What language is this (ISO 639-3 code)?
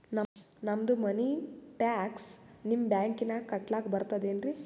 kan